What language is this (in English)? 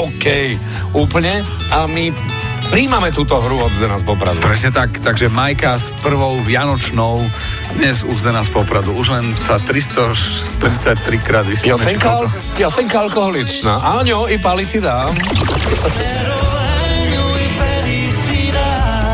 Slovak